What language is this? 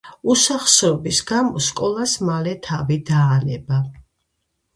Georgian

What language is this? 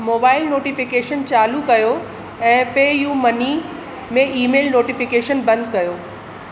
Sindhi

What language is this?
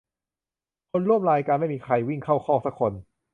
Thai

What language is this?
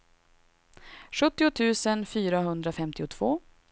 Swedish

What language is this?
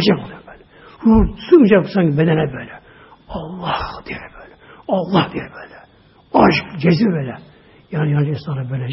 Turkish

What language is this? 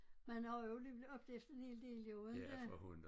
Danish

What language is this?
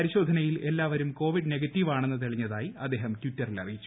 Malayalam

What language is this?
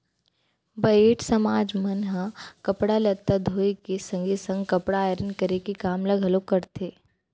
Chhattisgarhi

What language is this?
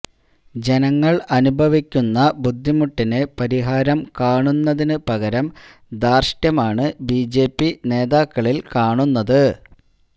Malayalam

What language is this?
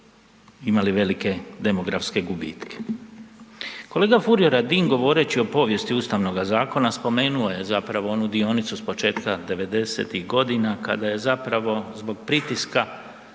Croatian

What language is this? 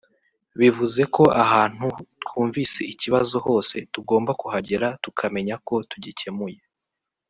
Kinyarwanda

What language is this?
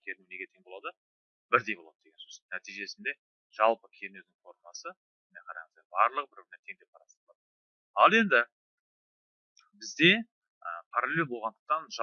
Turkish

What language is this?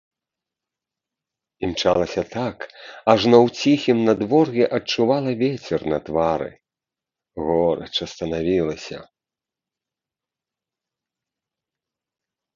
Belarusian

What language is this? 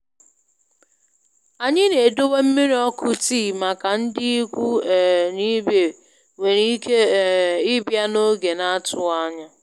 Igbo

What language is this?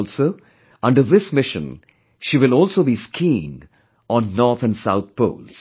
English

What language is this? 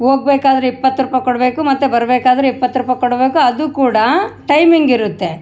Kannada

